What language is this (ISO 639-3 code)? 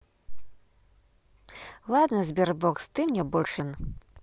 rus